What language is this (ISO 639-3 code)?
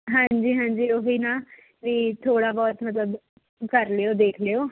pan